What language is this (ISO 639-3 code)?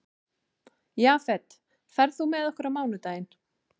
isl